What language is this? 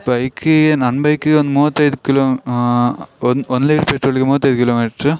Kannada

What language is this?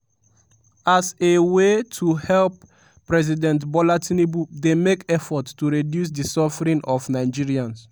Nigerian Pidgin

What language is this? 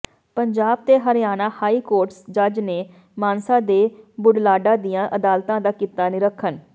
Punjabi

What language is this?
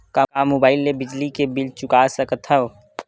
Chhattisgarhi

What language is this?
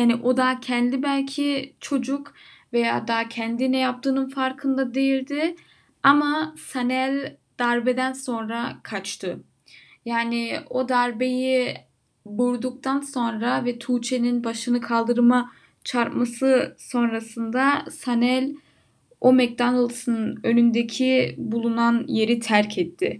Turkish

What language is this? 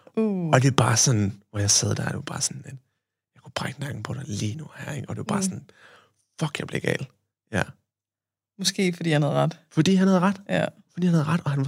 Danish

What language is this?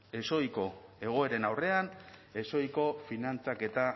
Basque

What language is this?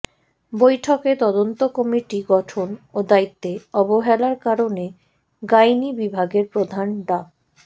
Bangla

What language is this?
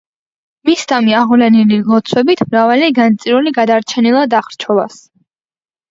Georgian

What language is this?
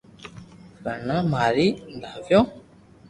Loarki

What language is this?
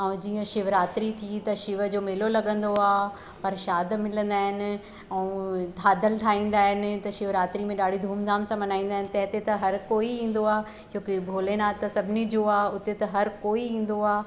Sindhi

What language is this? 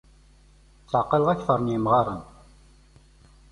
Kabyle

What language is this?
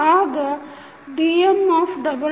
Kannada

